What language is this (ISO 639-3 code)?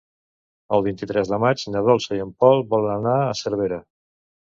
cat